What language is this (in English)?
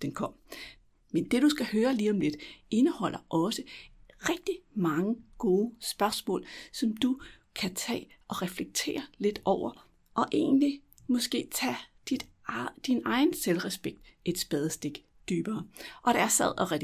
Danish